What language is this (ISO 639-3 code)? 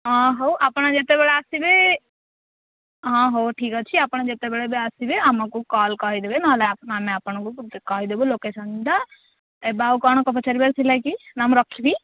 ori